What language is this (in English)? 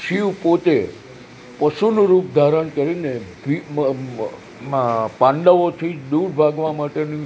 Gujarati